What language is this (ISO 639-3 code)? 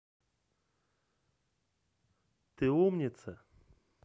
rus